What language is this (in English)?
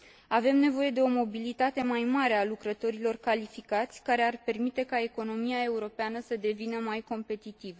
Romanian